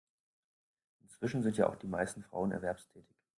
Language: German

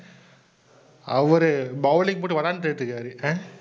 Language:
Tamil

